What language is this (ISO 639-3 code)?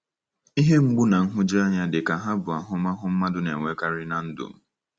ibo